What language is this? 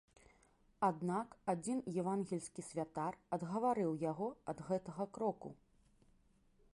Belarusian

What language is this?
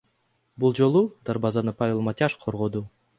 Kyrgyz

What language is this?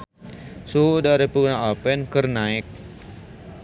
Sundanese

